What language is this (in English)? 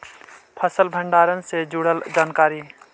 Magahi